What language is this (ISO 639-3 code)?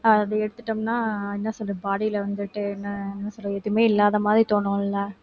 tam